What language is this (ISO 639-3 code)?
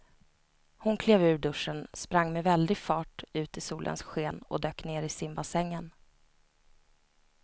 swe